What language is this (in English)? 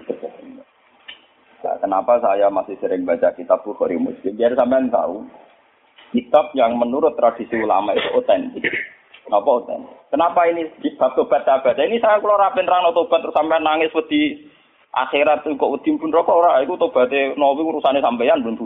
Malay